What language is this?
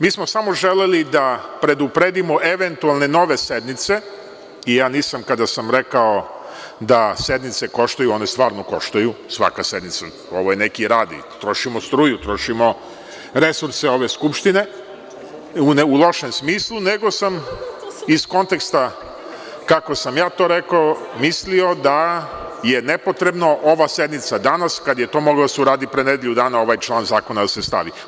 Serbian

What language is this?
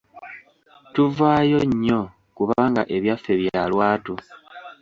Ganda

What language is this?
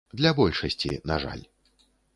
Belarusian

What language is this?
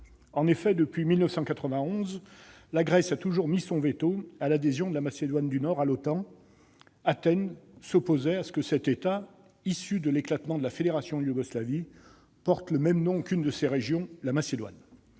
French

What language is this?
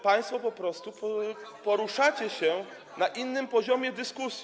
Polish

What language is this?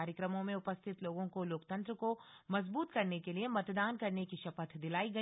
Hindi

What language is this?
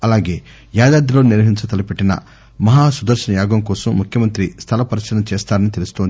Telugu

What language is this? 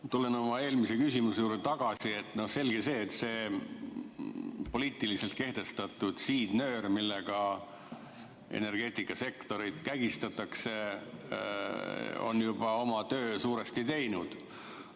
Estonian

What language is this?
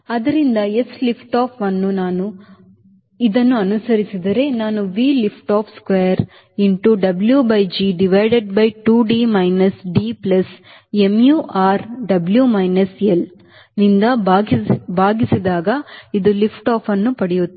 Kannada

